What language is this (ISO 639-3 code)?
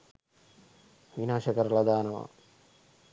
sin